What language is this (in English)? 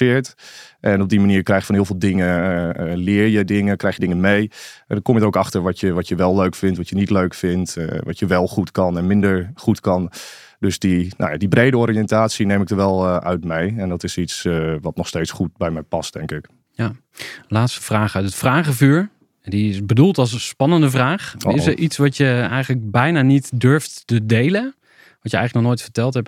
Dutch